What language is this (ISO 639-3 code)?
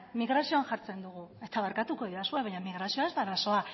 eus